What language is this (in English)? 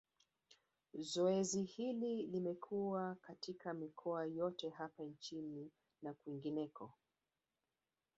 Swahili